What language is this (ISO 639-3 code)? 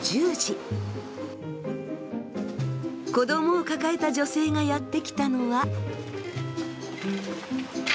jpn